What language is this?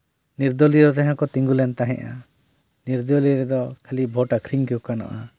Santali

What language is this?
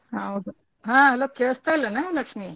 Kannada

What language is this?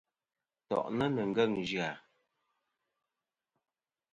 Kom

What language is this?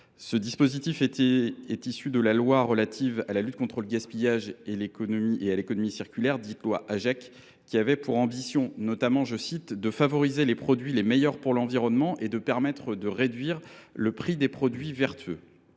French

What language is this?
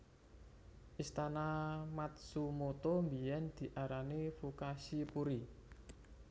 Javanese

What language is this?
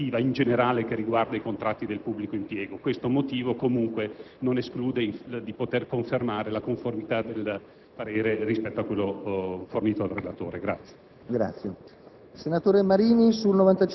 Italian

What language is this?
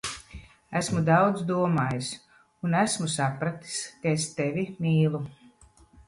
Latvian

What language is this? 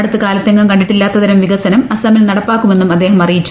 Malayalam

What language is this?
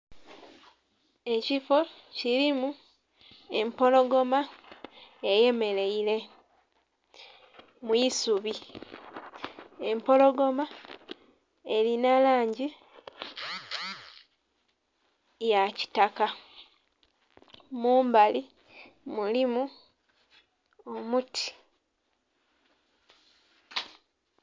Soga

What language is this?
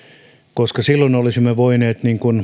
Finnish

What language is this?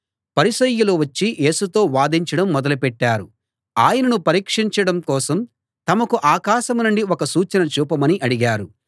Telugu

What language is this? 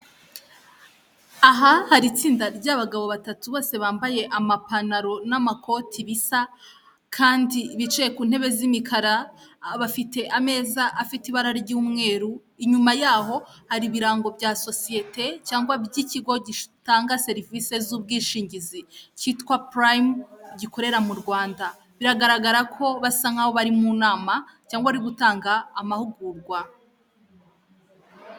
Kinyarwanda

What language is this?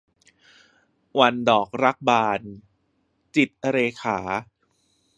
Thai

